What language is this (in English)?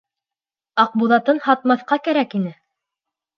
Bashkir